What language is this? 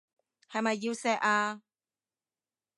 Cantonese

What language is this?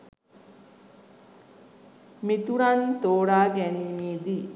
Sinhala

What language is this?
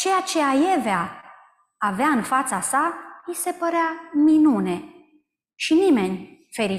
Romanian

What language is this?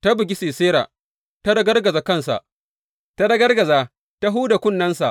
Hausa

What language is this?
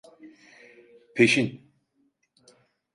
Turkish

